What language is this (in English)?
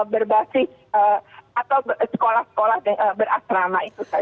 Indonesian